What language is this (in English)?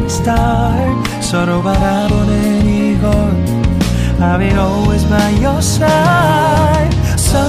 Korean